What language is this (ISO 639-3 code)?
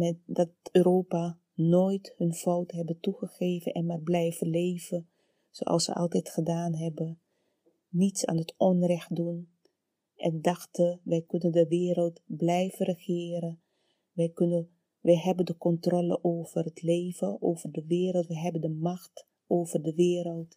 nld